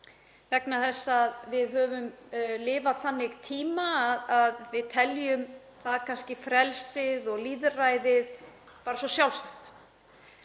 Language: Icelandic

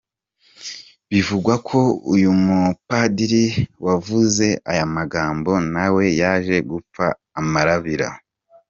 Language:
Kinyarwanda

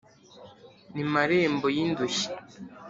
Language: Kinyarwanda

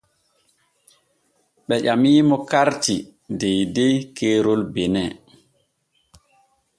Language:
Borgu Fulfulde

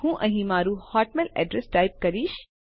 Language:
Gujarati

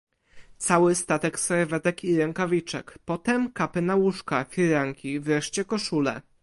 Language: Polish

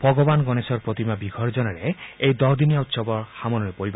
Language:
Assamese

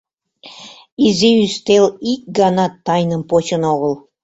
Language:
Mari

